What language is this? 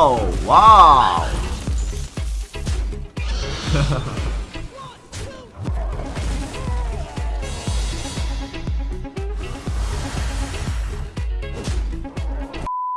Korean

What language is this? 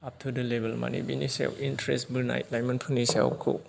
Bodo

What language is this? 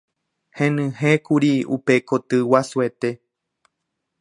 Guarani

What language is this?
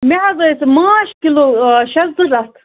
Kashmiri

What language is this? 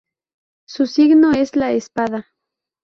Spanish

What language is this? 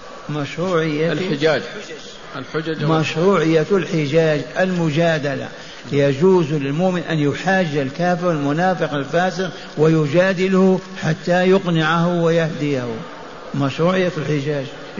Arabic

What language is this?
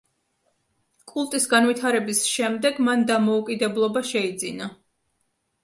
Georgian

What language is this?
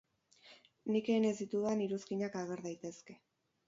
Basque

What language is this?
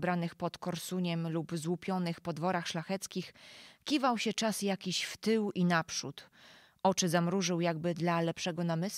Polish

